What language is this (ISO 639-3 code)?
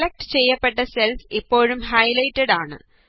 mal